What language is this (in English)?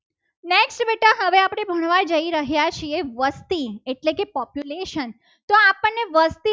Gujarati